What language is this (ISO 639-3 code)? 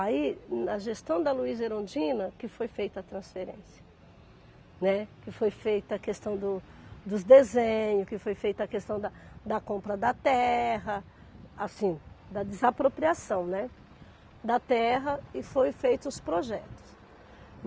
por